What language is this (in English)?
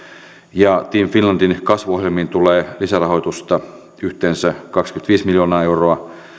Finnish